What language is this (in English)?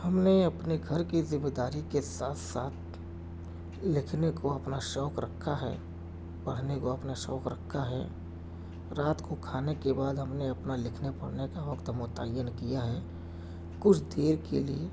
Urdu